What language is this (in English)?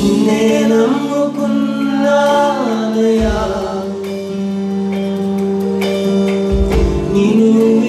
Telugu